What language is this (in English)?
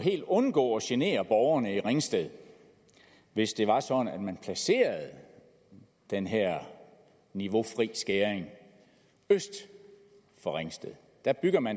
Danish